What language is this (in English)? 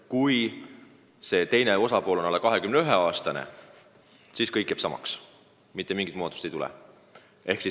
Estonian